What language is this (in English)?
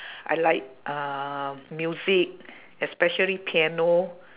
English